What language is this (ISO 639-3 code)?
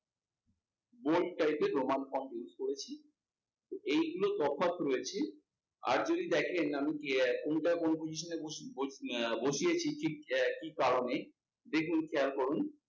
ben